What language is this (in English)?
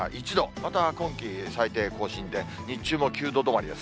Japanese